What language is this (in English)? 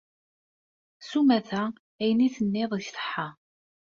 Kabyle